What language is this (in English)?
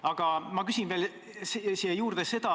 Estonian